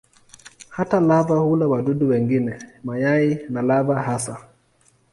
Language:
Swahili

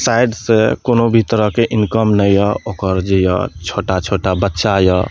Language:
Maithili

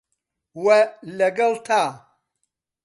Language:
Central Kurdish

